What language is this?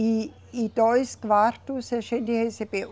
Portuguese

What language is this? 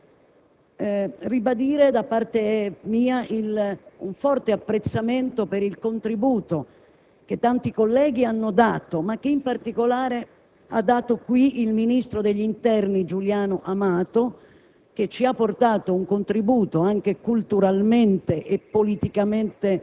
Italian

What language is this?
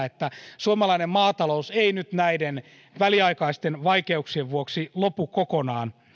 Finnish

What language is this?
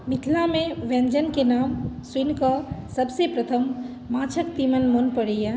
Maithili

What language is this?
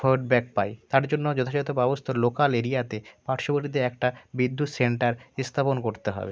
Bangla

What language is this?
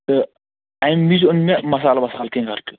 Kashmiri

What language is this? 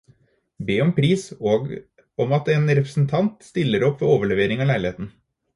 Norwegian Bokmål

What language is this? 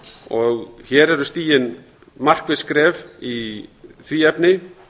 Icelandic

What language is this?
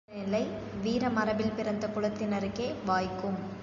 Tamil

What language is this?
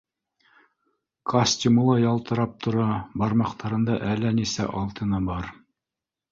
Bashkir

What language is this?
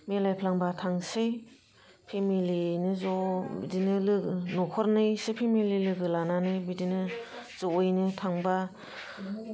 Bodo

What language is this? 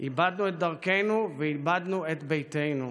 Hebrew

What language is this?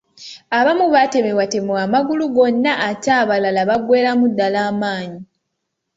Ganda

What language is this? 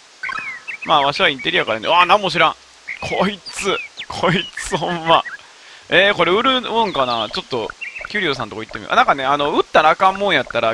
Japanese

